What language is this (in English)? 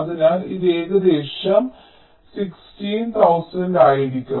Malayalam